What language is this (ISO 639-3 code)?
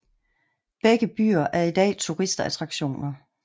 dan